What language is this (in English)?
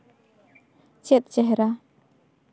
Santali